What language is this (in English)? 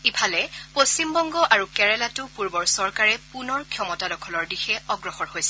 Assamese